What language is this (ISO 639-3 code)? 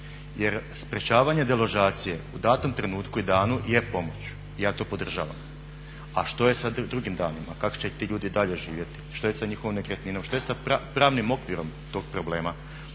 hrv